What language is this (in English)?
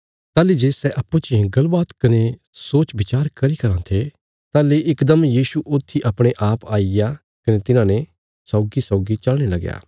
Bilaspuri